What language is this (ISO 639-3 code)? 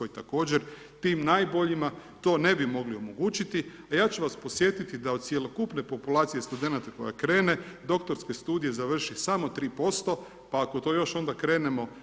hrv